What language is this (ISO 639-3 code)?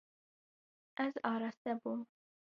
kur